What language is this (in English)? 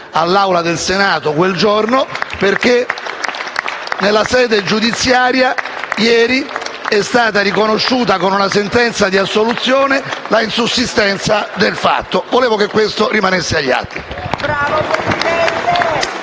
Italian